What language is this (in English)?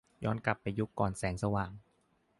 Thai